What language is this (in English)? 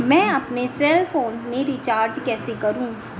Hindi